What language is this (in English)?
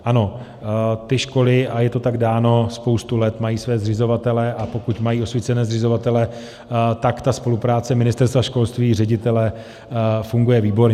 Czech